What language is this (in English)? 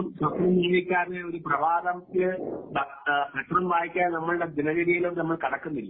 Malayalam